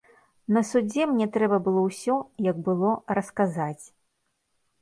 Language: Belarusian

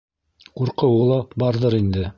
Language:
Bashkir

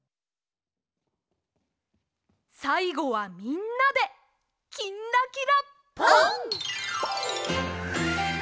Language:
Japanese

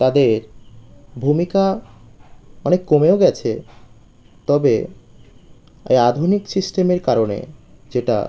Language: Bangla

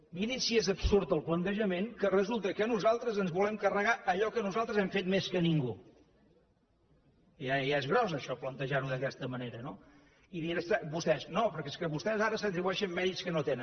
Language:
Catalan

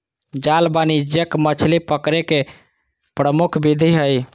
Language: Magahi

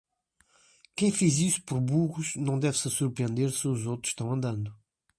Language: Portuguese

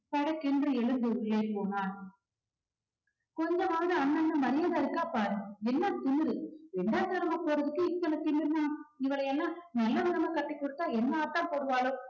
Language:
Tamil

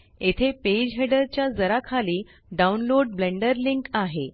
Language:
Marathi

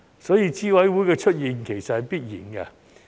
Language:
Cantonese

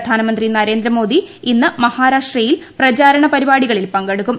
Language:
Malayalam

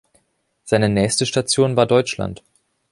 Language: German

